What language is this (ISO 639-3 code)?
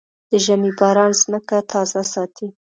pus